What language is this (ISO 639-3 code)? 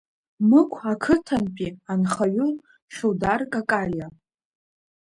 abk